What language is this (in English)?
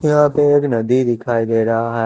Hindi